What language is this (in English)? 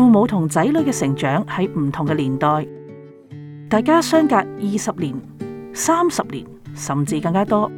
Chinese